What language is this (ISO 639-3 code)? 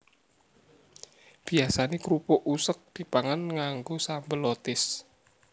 jav